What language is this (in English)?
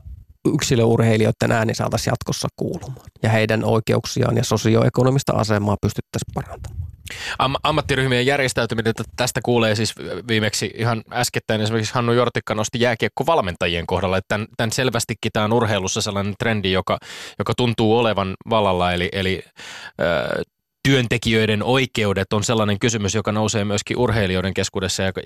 Finnish